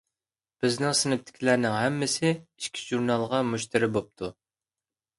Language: Uyghur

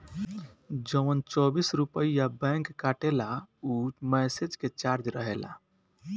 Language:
Bhojpuri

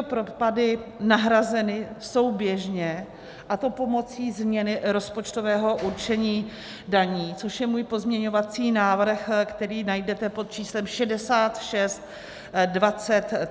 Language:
Czech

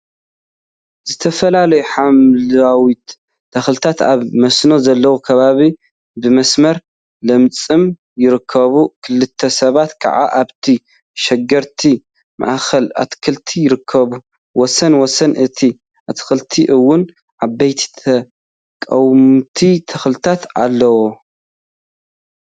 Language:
Tigrinya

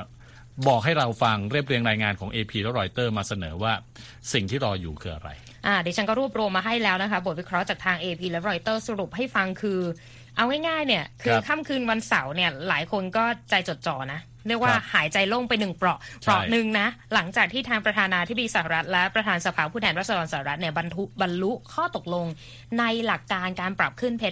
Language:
Thai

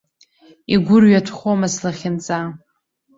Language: Abkhazian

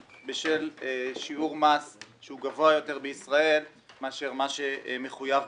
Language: Hebrew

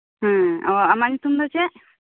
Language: Santali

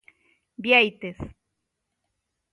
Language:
Galician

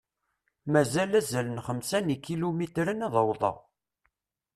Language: Kabyle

